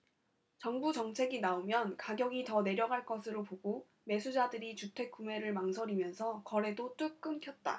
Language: Korean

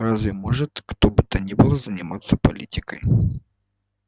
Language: Russian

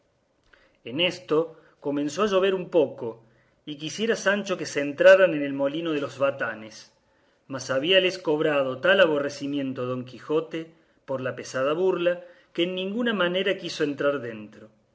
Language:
Spanish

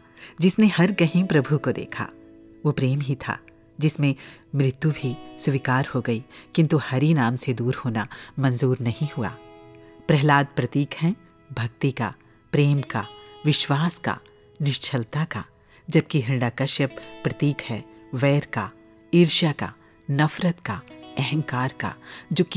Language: Hindi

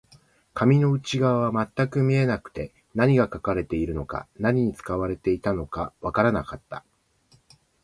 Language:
Japanese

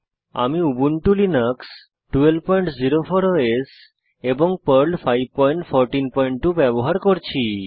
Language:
Bangla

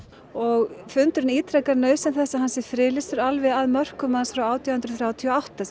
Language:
Icelandic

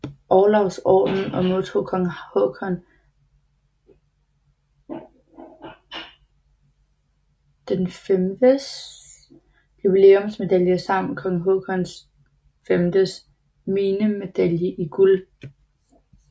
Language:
Danish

